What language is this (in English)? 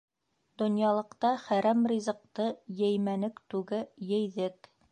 Bashkir